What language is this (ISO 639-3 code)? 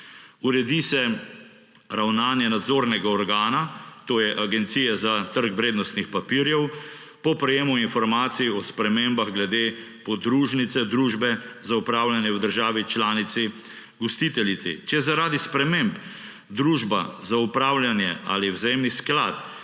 slv